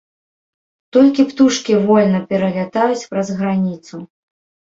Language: Belarusian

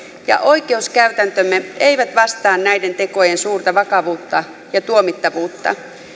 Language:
Finnish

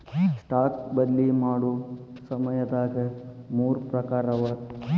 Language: Kannada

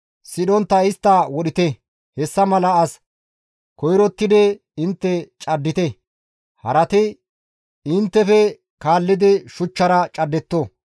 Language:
Gamo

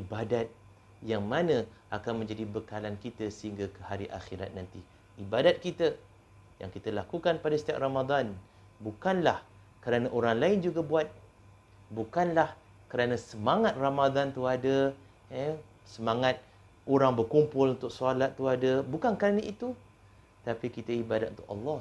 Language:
Malay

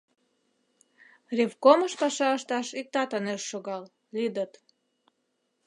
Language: Mari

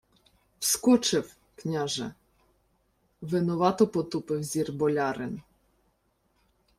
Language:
Ukrainian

